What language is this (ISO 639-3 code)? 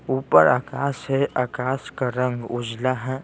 hin